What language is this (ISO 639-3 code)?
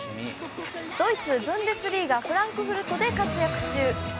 jpn